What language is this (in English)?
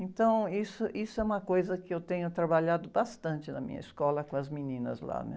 Portuguese